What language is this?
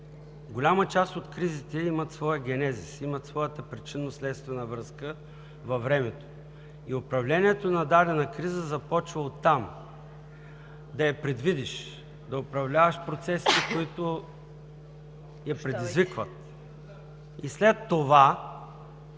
Bulgarian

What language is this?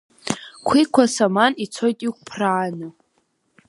Abkhazian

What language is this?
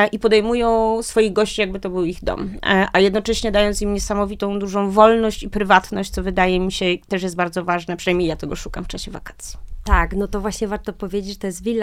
Polish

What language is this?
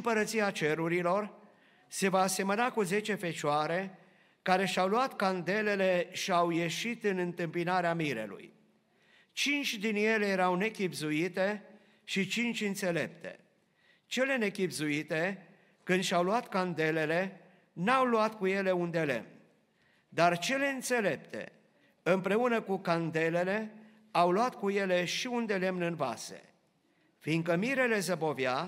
Romanian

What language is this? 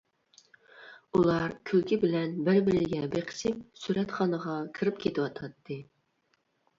Uyghur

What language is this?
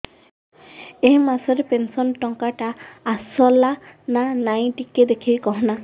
Odia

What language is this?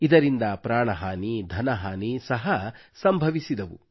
Kannada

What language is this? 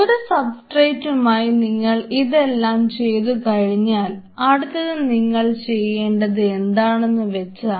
Malayalam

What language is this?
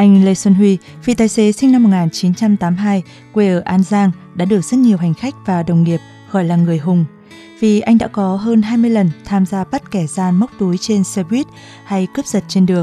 Vietnamese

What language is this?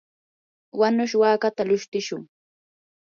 Yanahuanca Pasco Quechua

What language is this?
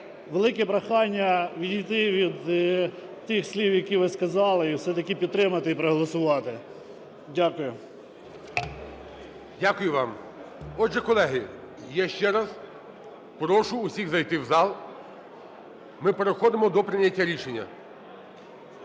Ukrainian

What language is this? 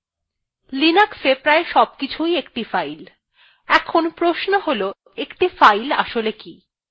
Bangla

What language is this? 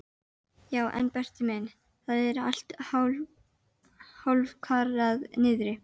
Icelandic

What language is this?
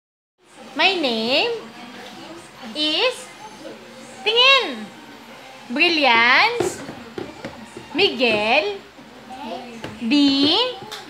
Indonesian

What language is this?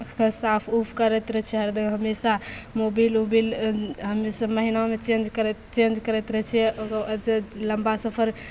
Maithili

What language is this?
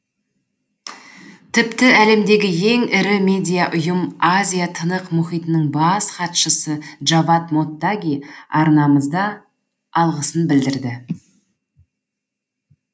Kazakh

